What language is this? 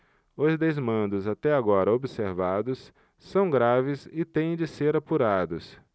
Portuguese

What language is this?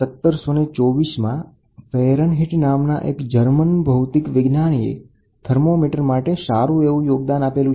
Gujarati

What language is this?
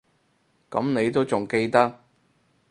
Cantonese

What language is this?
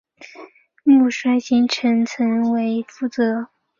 Chinese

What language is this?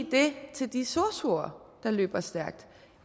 Danish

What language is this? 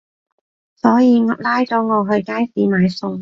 Cantonese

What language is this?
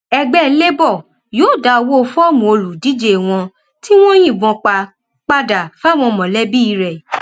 Yoruba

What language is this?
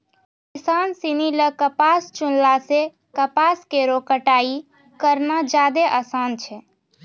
Maithili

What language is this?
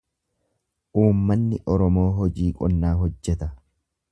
Oromo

